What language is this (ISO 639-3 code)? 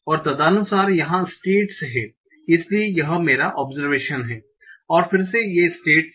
hin